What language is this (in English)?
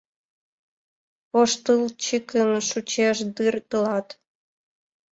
Mari